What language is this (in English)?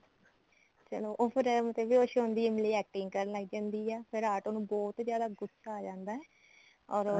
Punjabi